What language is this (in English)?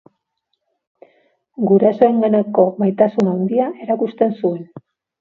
Basque